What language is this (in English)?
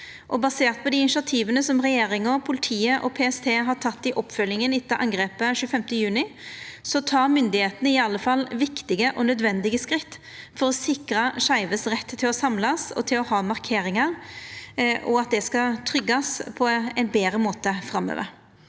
Norwegian